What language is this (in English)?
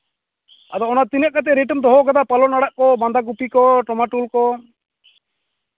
Santali